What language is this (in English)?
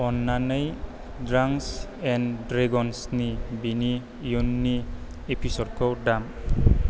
Bodo